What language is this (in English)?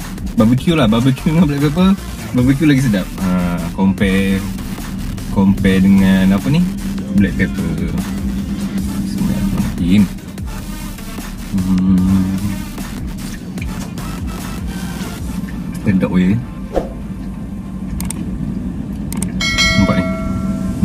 Malay